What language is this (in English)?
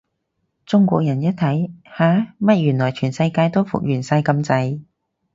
Cantonese